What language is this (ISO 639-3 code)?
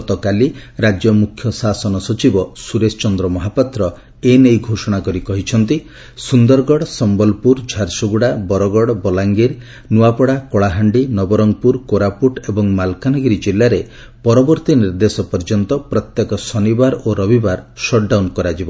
ori